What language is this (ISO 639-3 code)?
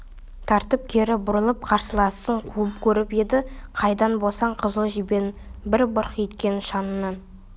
kaz